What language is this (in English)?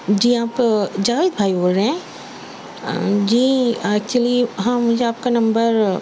Urdu